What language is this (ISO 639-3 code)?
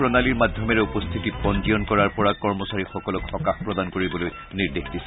asm